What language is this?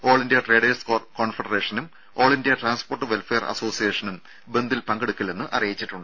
Malayalam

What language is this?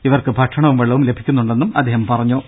Malayalam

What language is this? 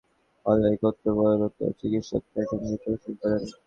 Bangla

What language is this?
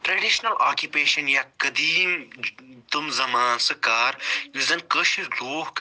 Kashmiri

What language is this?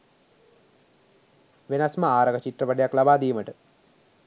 Sinhala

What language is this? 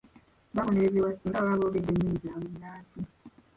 Ganda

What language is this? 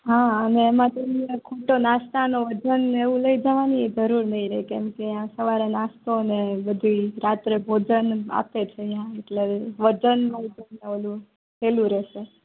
Gujarati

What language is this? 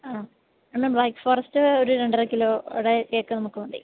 Malayalam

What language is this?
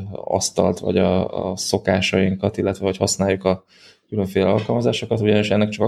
Hungarian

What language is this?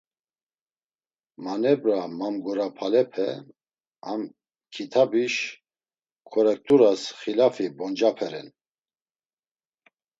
Laz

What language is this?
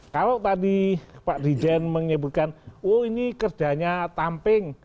Indonesian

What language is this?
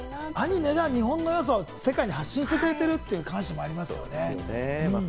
Japanese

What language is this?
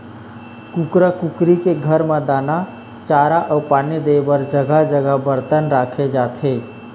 Chhattisgarhi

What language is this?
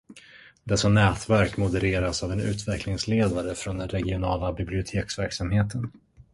Swedish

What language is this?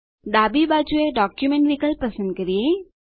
Gujarati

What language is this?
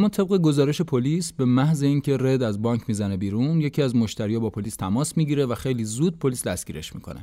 Persian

